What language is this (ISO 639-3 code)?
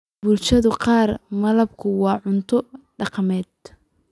som